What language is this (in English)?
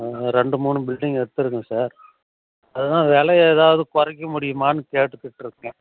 Tamil